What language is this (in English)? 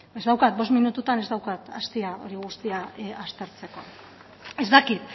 Basque